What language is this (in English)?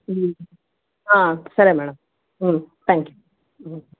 Telugu